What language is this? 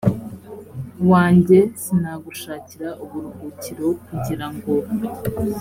Kinyarwanda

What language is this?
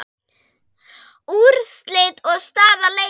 Icelandic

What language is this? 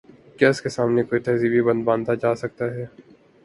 Urdu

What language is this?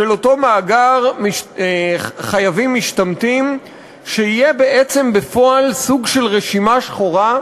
Hebrew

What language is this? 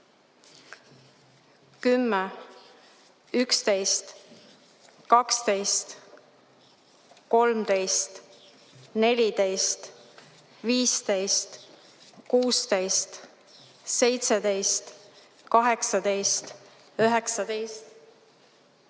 Estonian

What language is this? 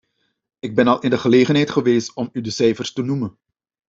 Dutch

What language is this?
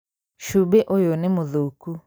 Kikuyu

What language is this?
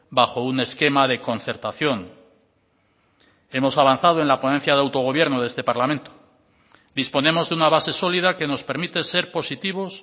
Spanish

